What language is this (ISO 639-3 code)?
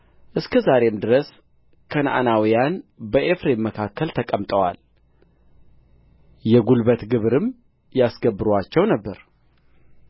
amh